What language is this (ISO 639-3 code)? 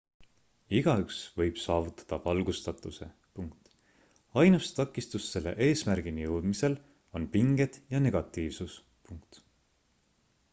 est